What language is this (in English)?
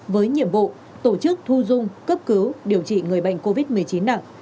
Vietnamese